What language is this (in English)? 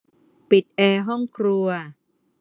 Thai